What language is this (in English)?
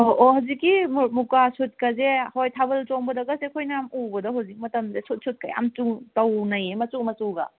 Manipuri